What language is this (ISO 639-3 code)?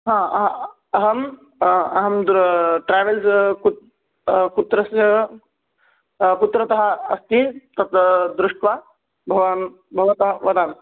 san